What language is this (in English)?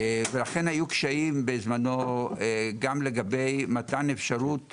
Hebrew